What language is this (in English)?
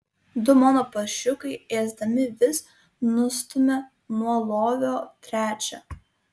Lithuanian